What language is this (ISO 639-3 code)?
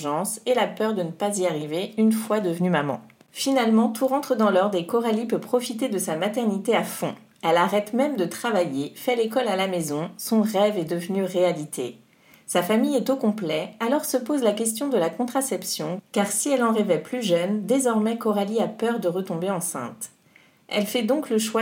fra